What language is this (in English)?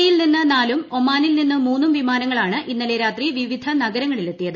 Malayalam